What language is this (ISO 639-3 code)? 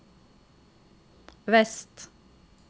nor